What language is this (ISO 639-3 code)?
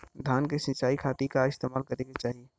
bho